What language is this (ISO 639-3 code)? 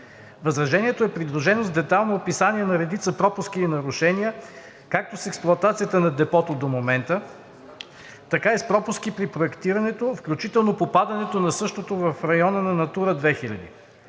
bul